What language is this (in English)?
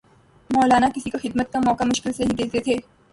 Urdu